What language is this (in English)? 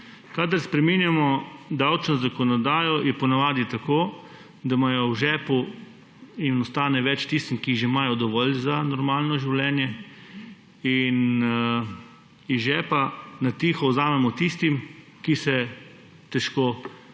Slovenian